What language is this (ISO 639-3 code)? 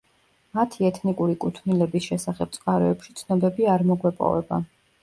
kat